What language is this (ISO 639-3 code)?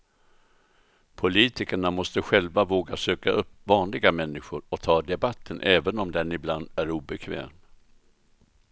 swe